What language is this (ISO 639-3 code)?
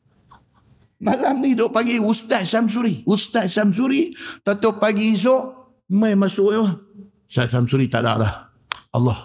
msa